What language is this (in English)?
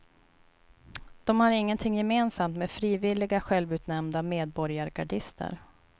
Swedish